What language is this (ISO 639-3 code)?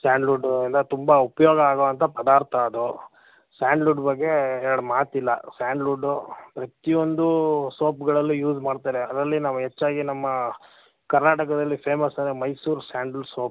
kan